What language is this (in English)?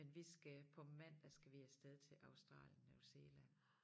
Danish